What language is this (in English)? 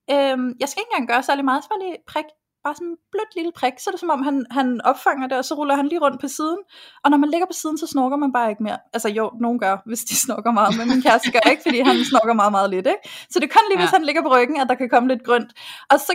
Danish